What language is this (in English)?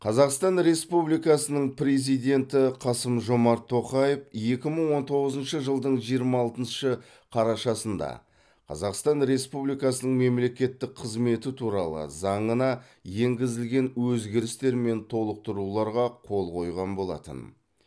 Kazakh